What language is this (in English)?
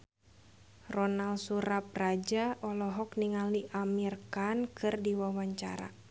Sundanese